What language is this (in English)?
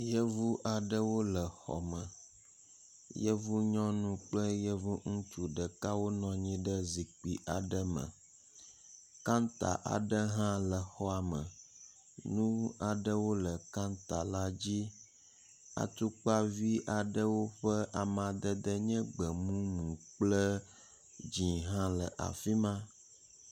Ewe